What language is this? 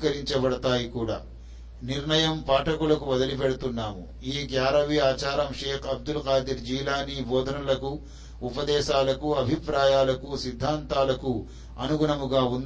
Telugu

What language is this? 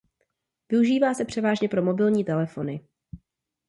Czech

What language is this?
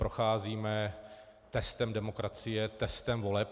Czech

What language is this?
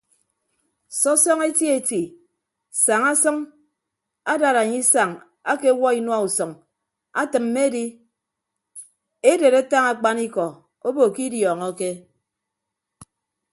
Ibibio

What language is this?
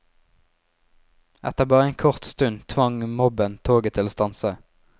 Norwegian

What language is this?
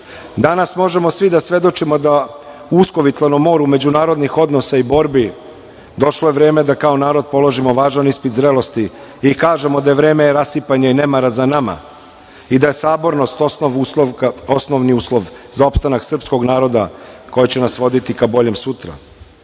Serbian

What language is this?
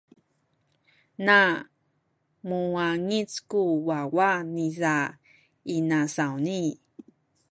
Sakizaya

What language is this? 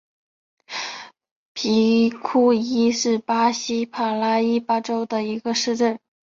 Chinese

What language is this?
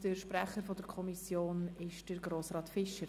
Swiss German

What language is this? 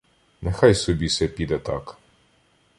Ukrainian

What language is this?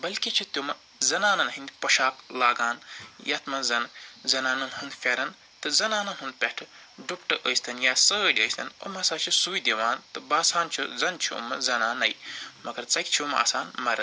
Kashmiri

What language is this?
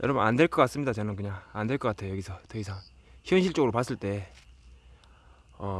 Korean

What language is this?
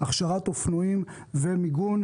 Hebrew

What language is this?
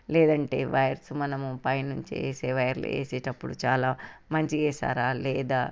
Telugu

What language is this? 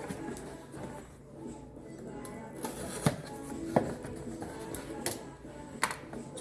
Korean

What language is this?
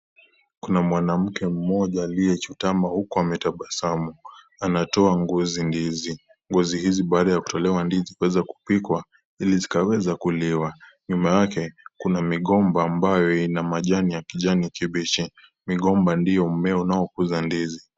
Swahili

